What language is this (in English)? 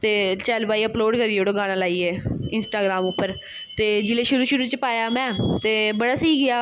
Dogri